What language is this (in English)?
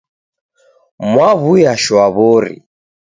Taita